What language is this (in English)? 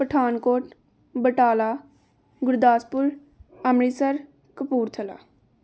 Punjabi